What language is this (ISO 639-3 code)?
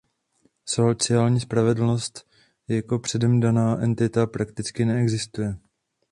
ces